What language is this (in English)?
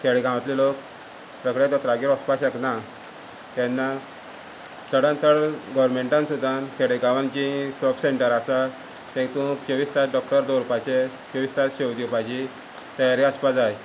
Konkani